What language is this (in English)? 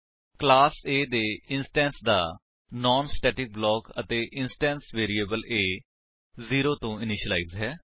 Punjabi